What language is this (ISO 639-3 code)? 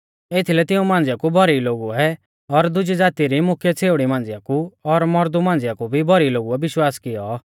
bfz